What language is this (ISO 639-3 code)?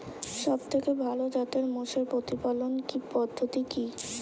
ben